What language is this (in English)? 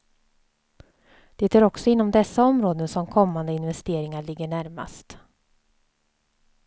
Swedish